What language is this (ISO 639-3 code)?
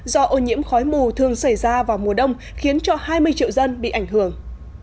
vie